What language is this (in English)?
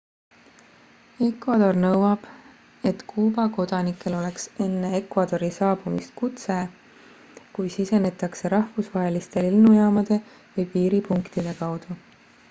Estonian